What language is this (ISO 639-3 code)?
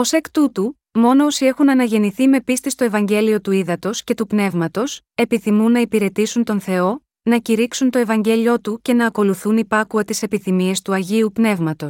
ell